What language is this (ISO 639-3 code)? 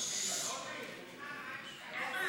heb